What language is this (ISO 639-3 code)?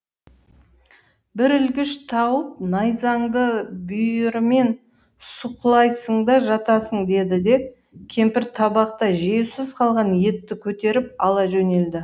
kaz